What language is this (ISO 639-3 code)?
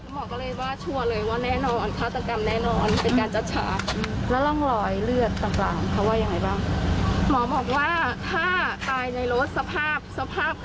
tha